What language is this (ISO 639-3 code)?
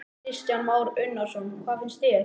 isl